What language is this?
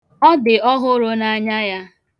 Igbo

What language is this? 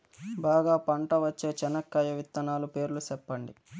Telugu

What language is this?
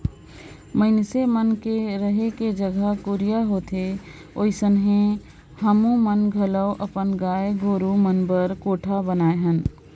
Chhattisgarhi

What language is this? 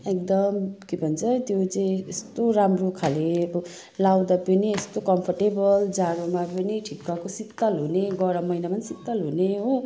Nepali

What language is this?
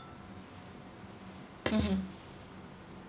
English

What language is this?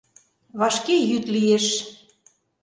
Mari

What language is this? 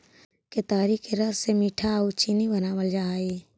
Magahi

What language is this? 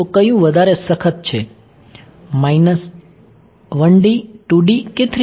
Gujarati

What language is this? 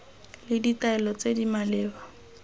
Tswana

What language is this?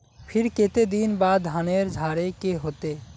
Magahi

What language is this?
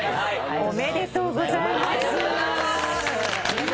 Japanese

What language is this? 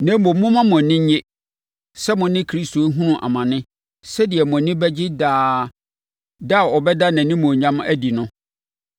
Akan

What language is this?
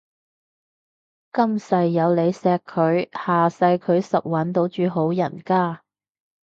Cantonese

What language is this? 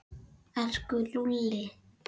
Icelandic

